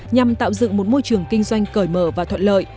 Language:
Vietnamese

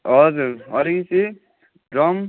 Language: Nepali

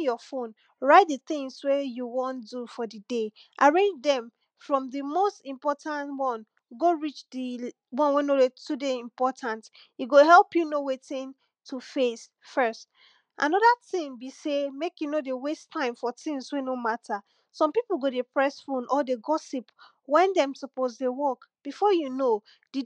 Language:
Nigerian Pidgin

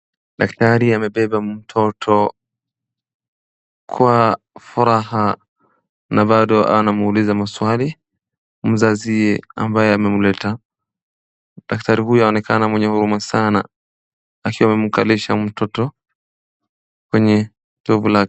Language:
Swahili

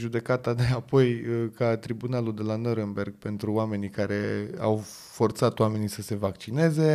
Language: Romanian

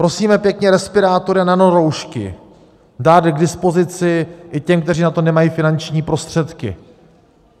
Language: Czech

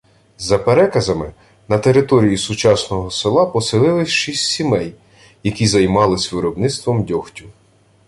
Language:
Ukrainian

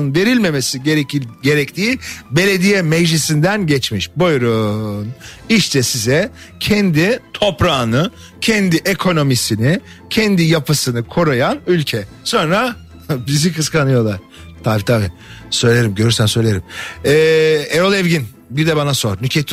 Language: Turkish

